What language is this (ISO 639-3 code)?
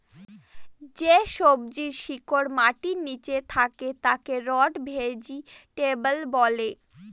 ben